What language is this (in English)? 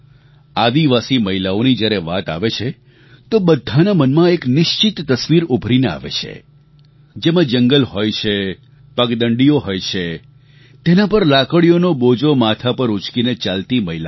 Gujarati